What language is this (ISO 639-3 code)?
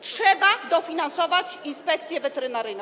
pol